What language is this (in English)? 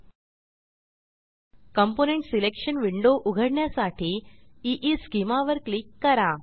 Marathi